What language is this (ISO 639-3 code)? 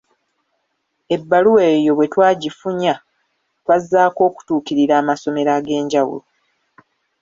lug